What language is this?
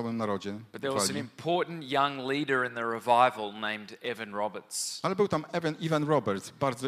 Polish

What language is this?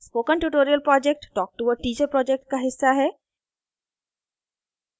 Hindi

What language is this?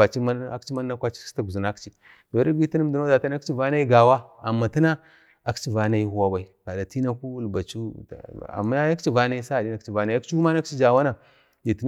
Bade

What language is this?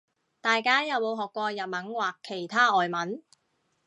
Cantonese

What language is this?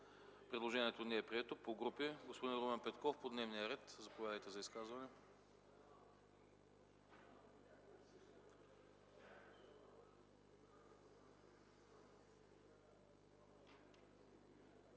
Bulgarian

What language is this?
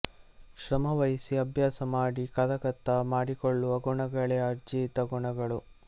Kannada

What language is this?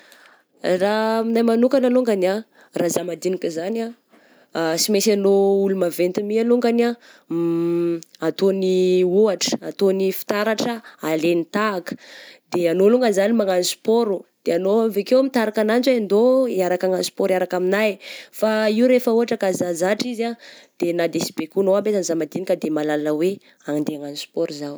Southern Betsimisaraka Malagasy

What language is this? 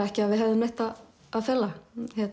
Icelandic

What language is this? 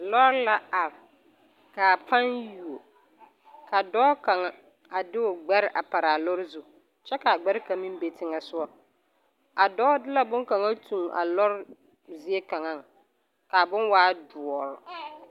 Southern Dagaare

